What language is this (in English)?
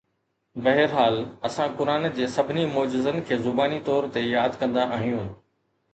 Sindhi